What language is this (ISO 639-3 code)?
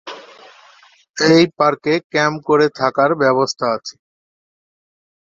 ben